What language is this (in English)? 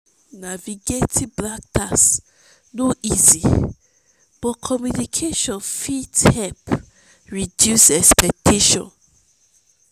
Nigerian Pidgin